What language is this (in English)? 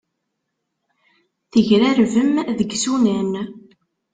Kabyle